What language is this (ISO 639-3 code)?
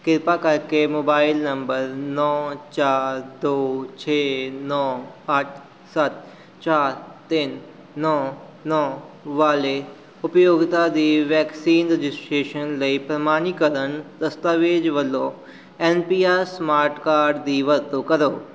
pan